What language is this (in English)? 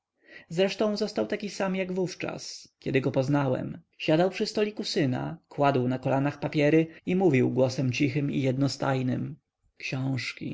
Polish